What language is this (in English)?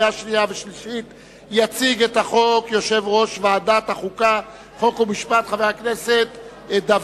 Hebrew